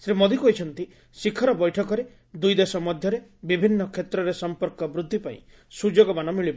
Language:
Odia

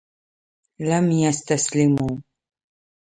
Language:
Arabic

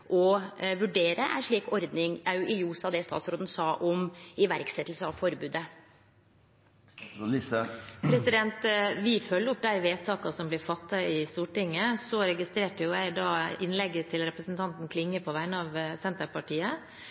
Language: Norwegian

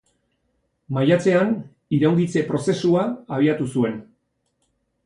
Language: Basque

